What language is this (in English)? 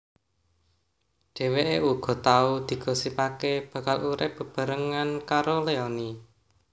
Javanese